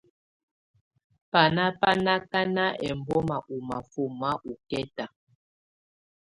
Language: Tunen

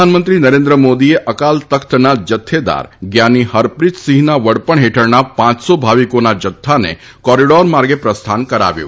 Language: Gujarati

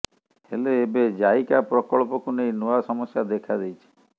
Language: Odia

